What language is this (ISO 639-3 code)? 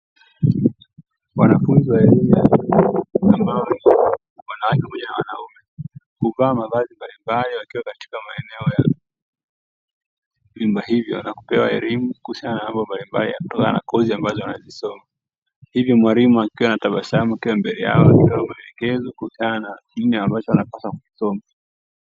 swa